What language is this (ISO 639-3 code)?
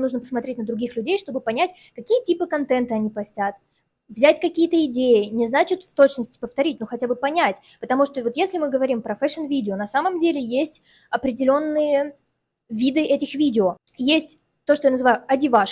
rus